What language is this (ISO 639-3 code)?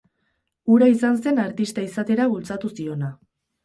eus